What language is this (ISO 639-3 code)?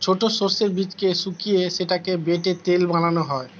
ben